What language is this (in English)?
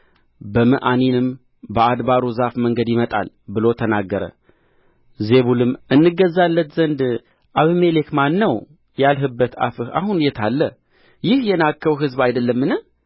Amharic